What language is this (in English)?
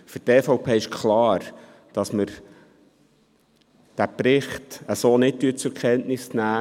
Swiss German